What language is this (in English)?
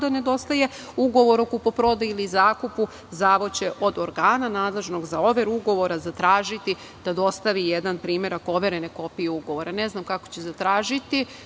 Serbian